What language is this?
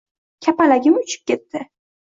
Uzbek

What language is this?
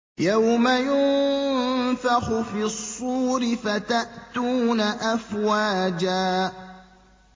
Arabic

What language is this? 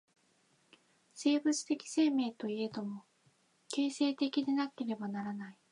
Japanese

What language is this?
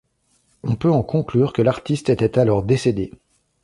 French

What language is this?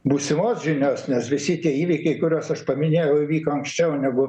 Lithuanian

